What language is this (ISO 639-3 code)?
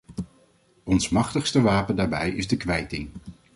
nld